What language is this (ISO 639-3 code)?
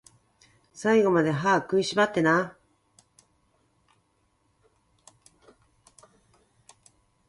jpn